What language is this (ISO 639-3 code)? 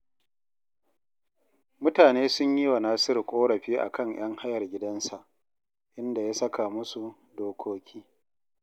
hau